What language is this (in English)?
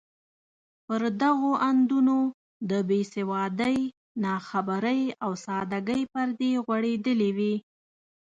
Pashto